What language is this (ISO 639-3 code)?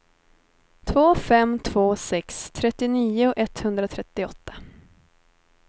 swe